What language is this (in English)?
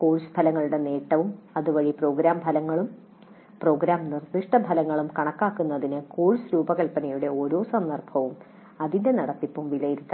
Malayalam